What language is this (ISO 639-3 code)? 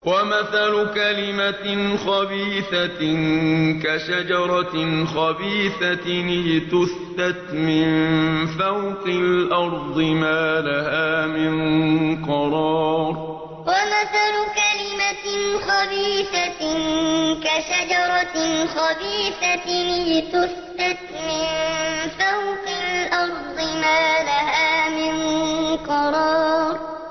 ara